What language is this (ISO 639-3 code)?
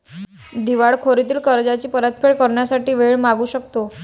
mar